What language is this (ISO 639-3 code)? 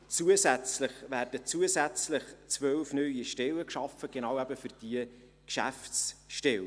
gsw